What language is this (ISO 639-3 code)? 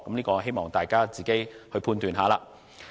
yue